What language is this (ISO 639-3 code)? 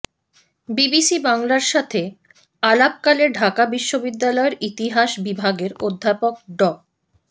ben